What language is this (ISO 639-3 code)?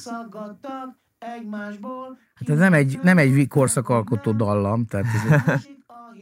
hun